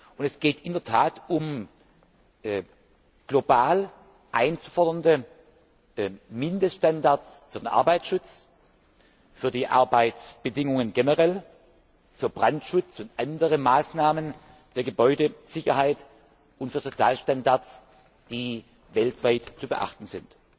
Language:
German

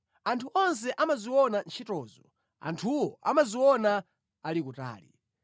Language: Nyanja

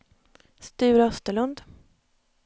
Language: Swedish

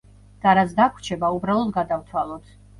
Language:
Georgian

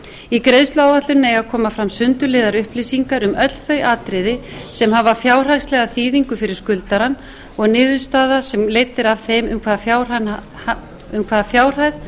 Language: Icelandic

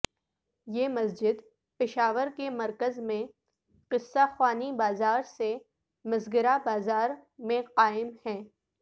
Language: Urdu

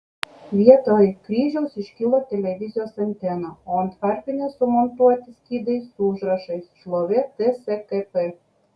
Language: Lithuanian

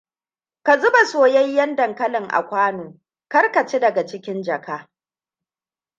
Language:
Hausa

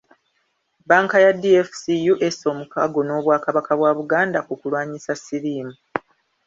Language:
Ganda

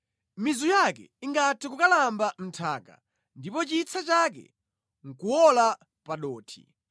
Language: Nyanja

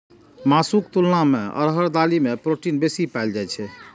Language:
Maithili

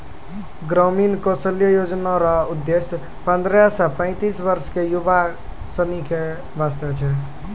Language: Maithili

